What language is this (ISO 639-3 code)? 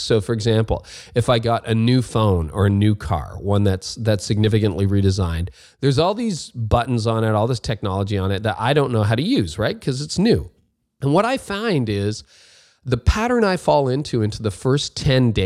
eng